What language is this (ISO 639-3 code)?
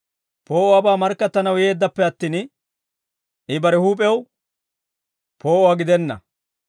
dwr